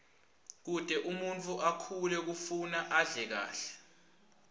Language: Swati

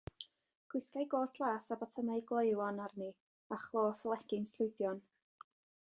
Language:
Welsh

